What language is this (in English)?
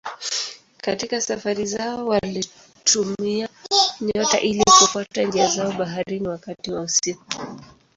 Swahili